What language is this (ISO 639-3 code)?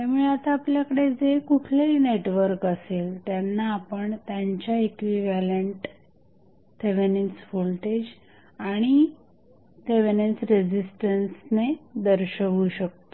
mar